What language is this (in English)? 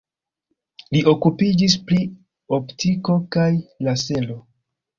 Esperanto